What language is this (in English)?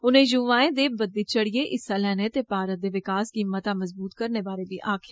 Dogri